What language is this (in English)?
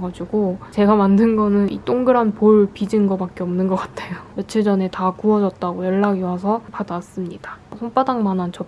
Korean